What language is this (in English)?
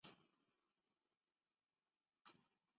Chinese